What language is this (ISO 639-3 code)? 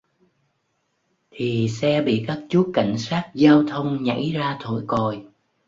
vie